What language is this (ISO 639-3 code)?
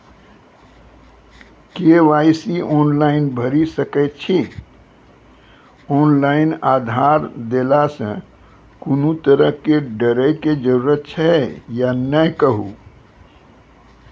mai